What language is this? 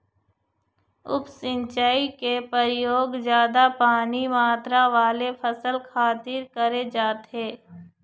Chhattisgarhi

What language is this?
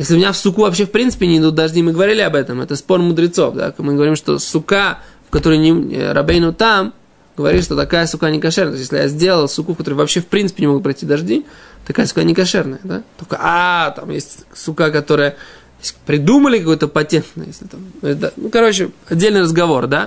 Russian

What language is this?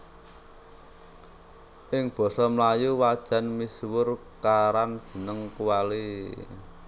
Javanese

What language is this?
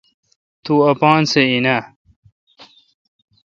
Kalkoti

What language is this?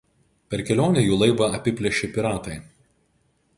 Lithuanian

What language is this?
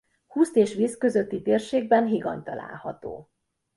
Hungarian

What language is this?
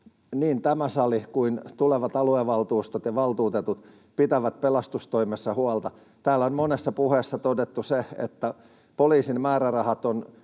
Finnish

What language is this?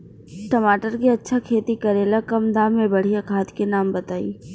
Bhojpuri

